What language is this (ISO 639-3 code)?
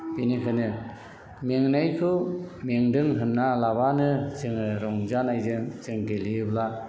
brx